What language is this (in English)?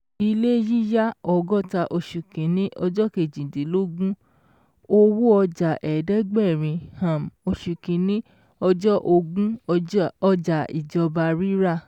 Yoruba